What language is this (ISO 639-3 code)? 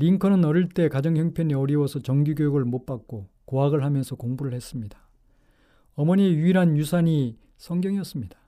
kor